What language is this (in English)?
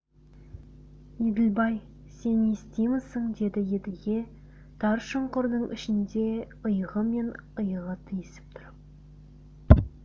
Kazakh